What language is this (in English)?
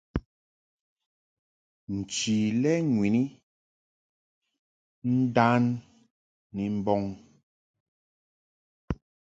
Mungaka